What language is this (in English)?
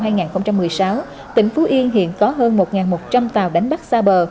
Vietnamese